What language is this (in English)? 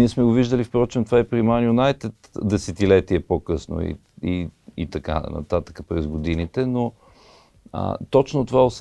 Bulgarian